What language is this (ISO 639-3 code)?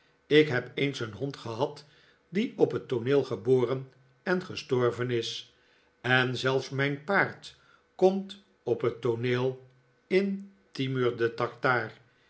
nld